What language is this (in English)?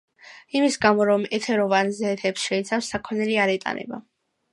Georgian